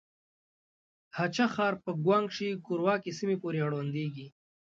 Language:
Pashto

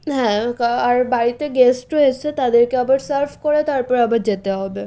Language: Bangla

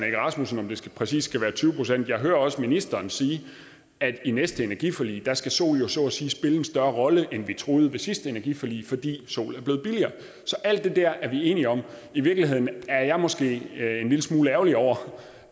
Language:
Danish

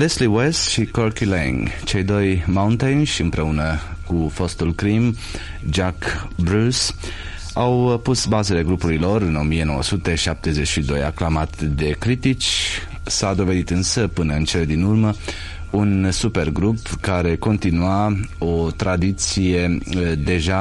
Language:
Romanian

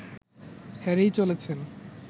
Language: Bangla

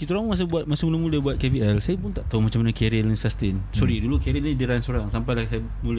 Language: Malay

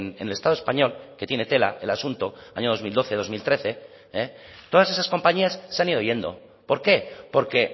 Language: Spanish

